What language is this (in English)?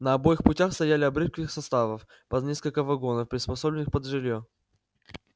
Russian